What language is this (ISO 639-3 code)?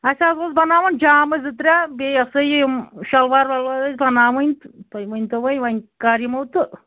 kas